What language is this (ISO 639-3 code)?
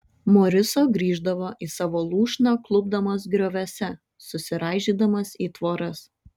lit